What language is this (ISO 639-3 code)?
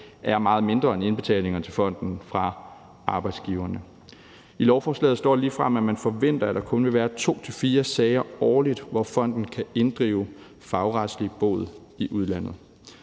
dan